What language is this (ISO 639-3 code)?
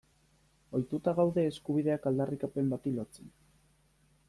eus